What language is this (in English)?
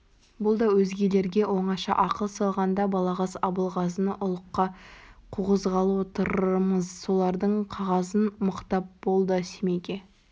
Kazakh